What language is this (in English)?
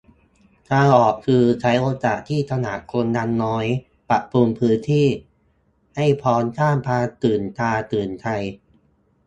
Thai